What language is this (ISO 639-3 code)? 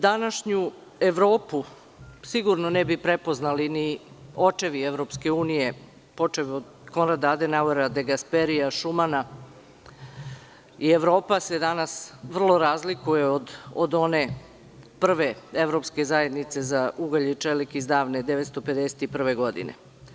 srp